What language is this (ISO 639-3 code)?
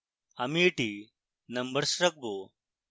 ben